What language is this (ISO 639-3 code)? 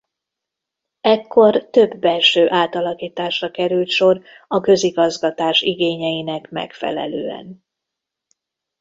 hun